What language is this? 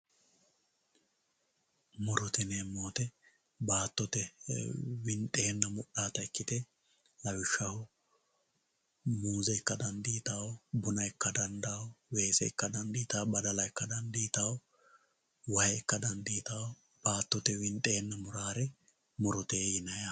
Sidamo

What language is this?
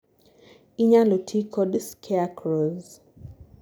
Luo (Kenya and Tanzania)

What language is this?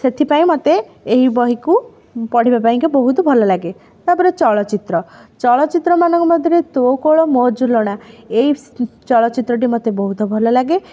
Odia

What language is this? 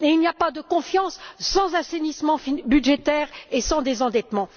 French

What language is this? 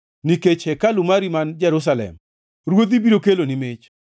Luo (Kenya and Tanzania)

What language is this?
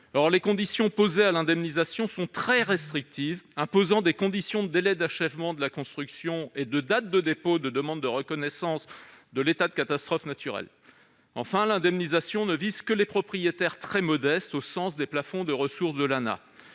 French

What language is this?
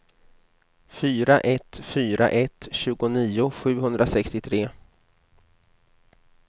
Swedish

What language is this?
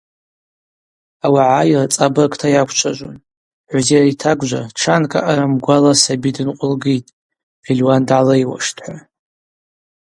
Abaza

